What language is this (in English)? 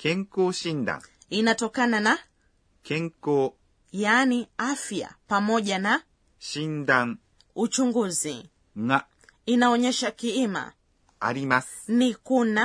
Swahili